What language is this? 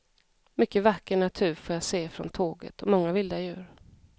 Swedish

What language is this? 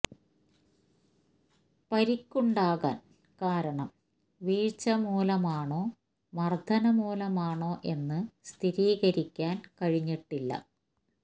Malayalam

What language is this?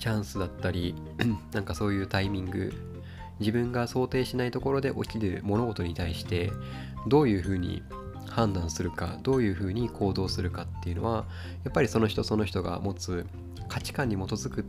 Japanese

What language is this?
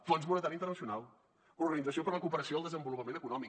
Catalan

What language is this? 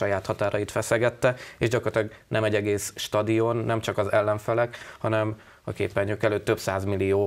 Hungarian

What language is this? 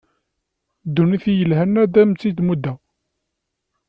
Kabyle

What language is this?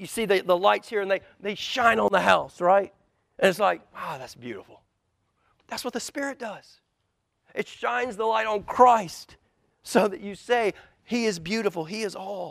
English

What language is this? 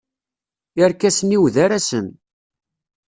Kabyle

